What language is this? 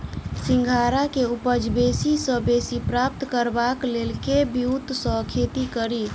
Maithili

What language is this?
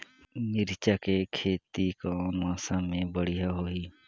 Chhattisgarhi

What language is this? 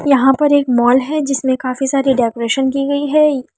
Hindi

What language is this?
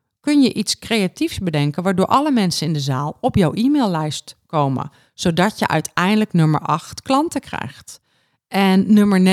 Dutch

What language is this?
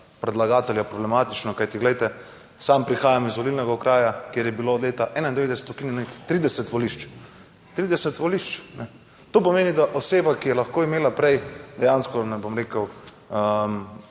Slovenian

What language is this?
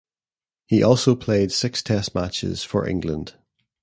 English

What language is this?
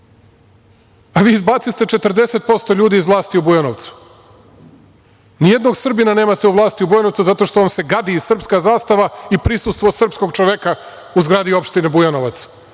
Serbian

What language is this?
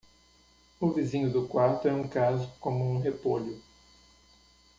Portuguese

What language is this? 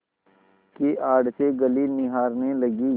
Hindi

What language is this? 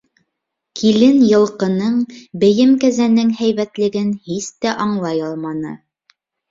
Bashkir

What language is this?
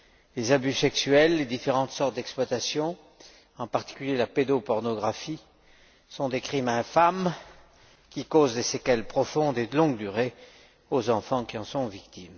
French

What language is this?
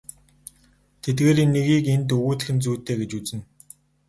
Mongolian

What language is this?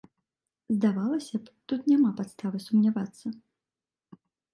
Belarusian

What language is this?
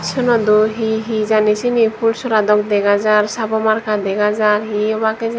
Chakma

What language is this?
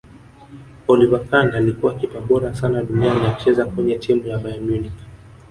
Swahili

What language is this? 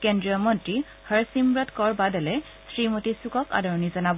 Assamese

